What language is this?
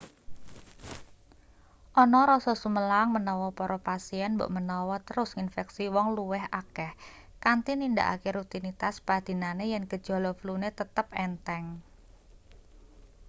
Javanese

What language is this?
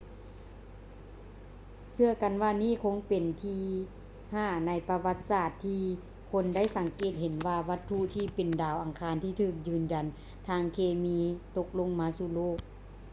Lao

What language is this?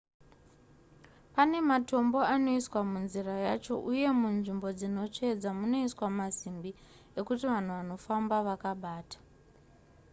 Shona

